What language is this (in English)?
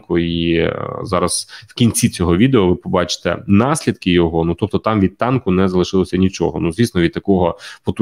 Ukrainian